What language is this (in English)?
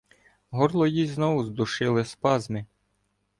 Ukrainian